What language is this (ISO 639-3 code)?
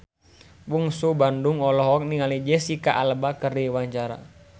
sun